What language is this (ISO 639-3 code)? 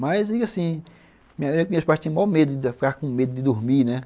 por